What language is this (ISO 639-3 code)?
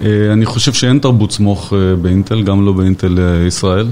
heb